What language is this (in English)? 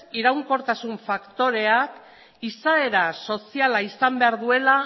Basque